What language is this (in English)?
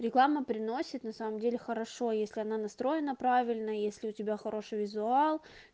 Russian